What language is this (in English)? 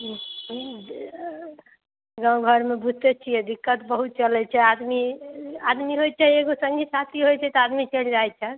Maithili